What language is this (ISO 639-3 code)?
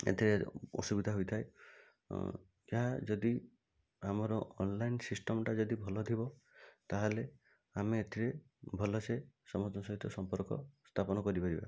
ori